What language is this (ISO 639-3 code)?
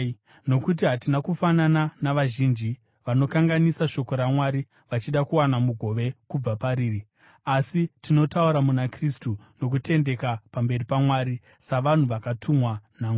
sna